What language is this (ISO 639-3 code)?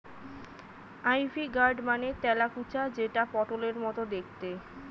ben